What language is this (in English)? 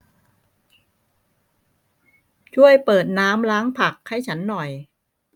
Thai